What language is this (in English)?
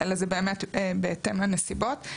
Hebrew